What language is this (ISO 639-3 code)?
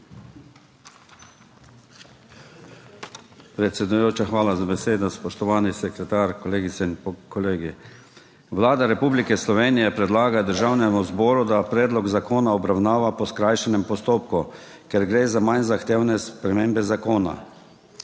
slv